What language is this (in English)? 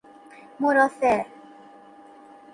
Persian